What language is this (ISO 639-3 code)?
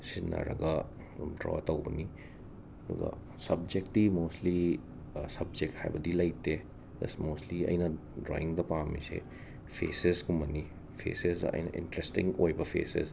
mni